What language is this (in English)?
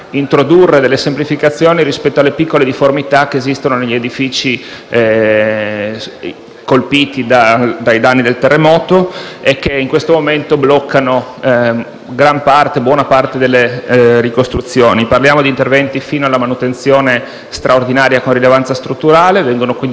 Italian